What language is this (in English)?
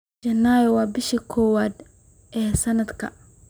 Somali